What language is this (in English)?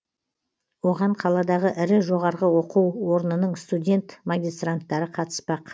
Kazakh